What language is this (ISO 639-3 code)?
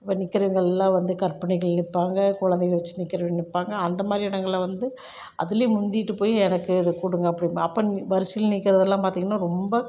tam